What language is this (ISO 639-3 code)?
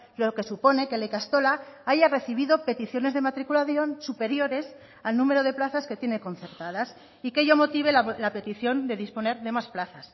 spa